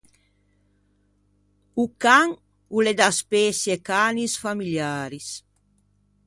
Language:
Ligurian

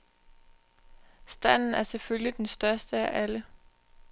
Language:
Danish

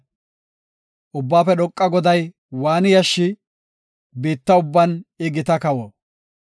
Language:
Gofa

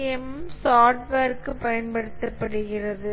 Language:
Tamil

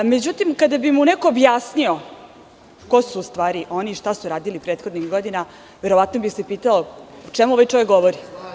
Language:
Serbian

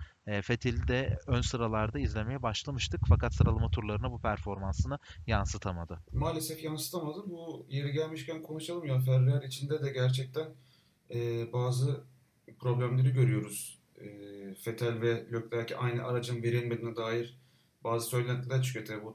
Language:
Turkish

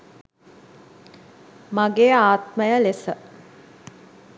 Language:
Sinhala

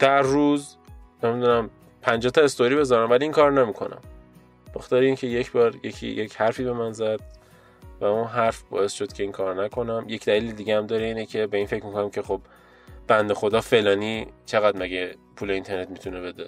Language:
Persian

